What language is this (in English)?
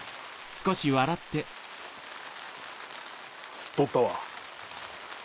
Japanese